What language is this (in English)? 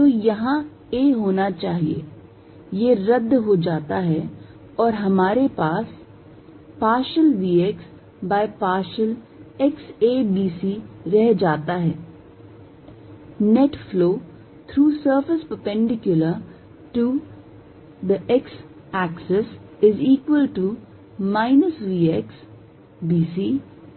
Hindi